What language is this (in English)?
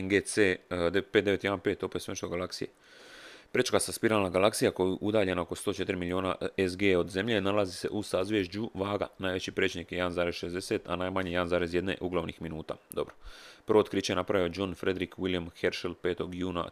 Croatian